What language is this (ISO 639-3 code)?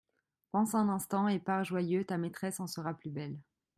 fra